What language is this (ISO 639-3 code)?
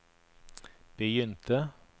nor